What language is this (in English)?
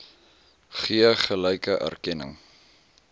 Afrikaans